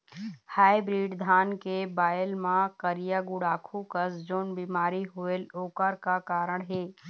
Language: Chhattisgarhi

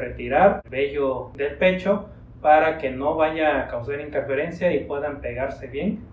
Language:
Spanish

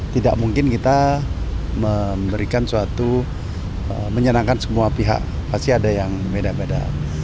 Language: Indonesian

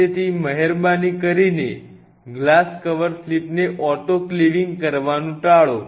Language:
Gujarati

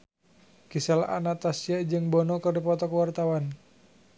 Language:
Sundanese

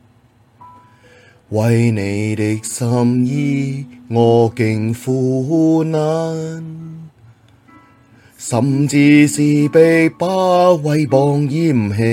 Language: Chinese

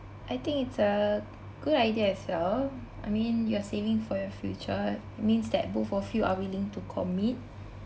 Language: English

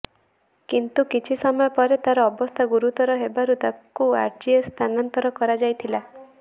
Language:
Odia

